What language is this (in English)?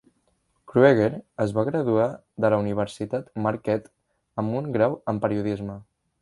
Catalan